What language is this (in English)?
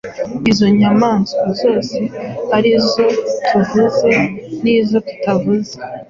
Kinyarwanda